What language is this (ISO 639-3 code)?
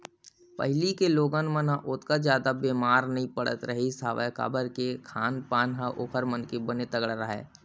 hne